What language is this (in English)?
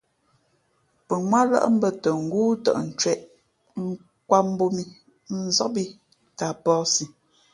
Fe'fe'